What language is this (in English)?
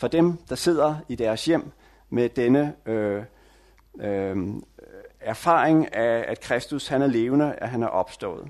Danish